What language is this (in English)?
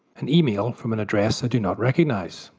English